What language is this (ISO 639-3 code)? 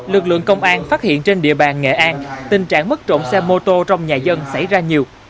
vie